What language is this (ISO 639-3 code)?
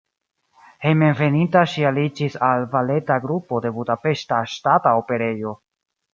epo